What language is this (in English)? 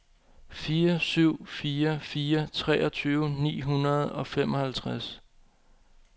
Danish